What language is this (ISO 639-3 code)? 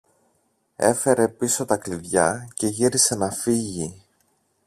ell